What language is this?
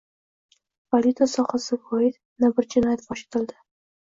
Uzbek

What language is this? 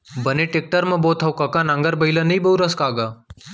Chhattisgarhi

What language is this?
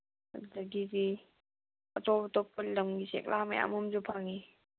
Manipuri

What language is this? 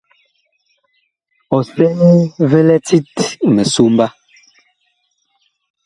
Bakoko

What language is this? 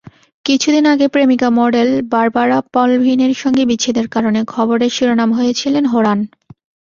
Bangla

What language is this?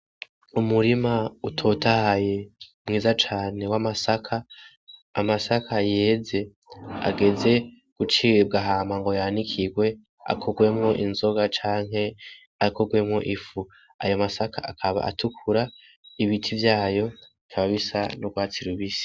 Rundi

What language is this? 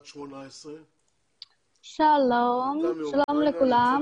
Hebrew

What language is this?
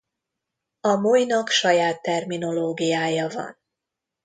Hungarian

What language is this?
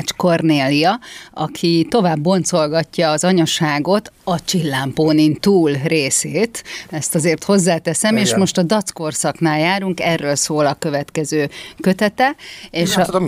Hungarian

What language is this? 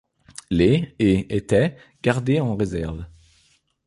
French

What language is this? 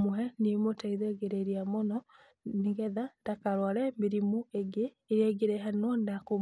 Kikuyu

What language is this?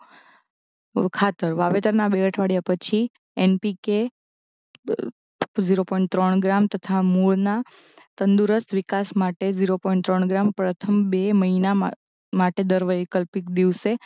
Gujarati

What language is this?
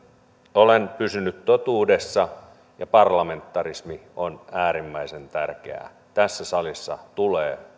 Finnish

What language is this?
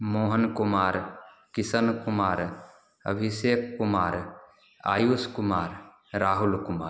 Hindi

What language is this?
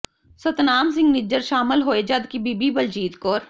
Punjabi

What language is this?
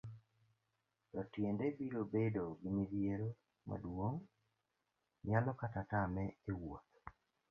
Luo (Kenya and Tanzania)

